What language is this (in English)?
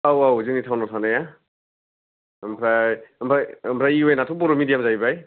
Bodo